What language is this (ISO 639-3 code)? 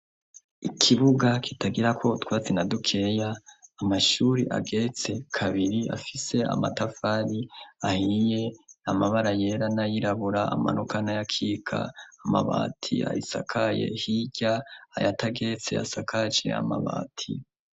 run